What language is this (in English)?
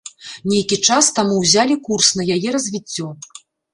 Belarusian